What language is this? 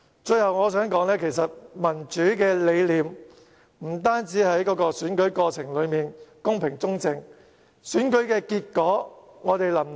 Cantonese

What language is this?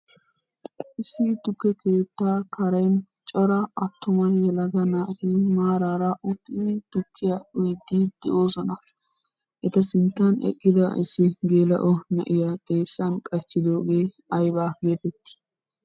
Wolaytta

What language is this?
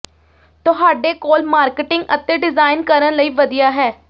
Punjabi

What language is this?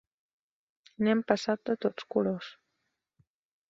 Catalan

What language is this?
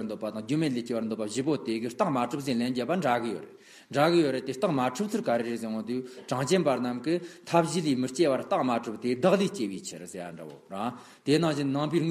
Romanian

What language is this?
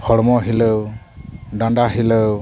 Santali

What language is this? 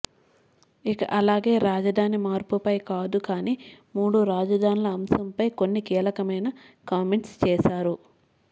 Telugu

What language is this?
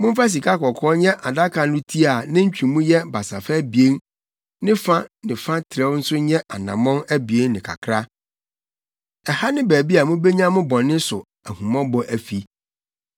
Akan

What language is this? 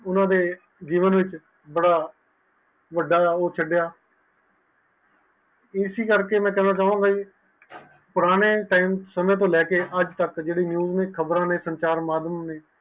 Punjabi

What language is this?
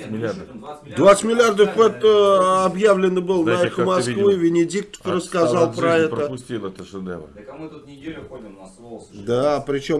Russian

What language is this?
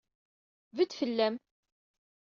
Kabyle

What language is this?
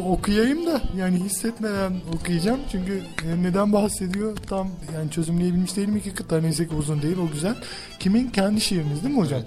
Turkish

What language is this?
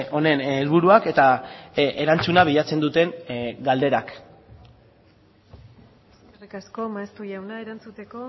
Basque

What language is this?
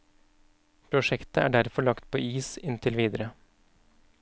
Norwegian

